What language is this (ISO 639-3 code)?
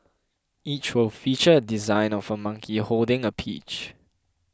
eng